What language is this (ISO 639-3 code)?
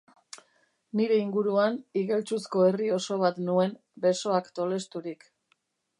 eus